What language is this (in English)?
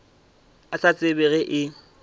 Northern Sotho